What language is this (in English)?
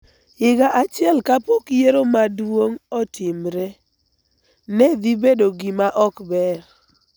Luo (Kenya and Tanzania)